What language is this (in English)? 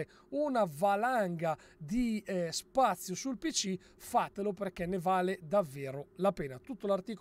Italian